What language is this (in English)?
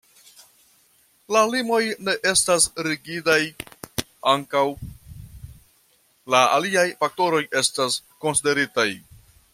Esperanto